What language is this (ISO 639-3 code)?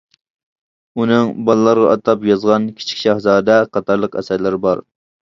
uig